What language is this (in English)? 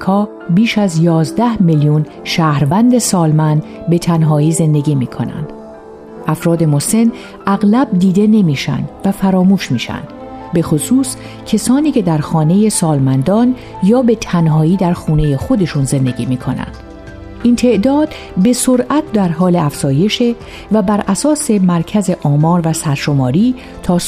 Persian